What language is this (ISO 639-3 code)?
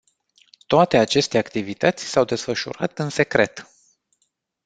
ron